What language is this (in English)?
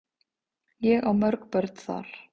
Icelandic